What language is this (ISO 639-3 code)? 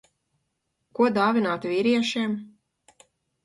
lav